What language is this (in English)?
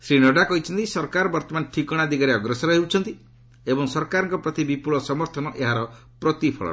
Odia